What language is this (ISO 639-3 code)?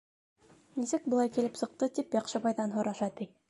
bak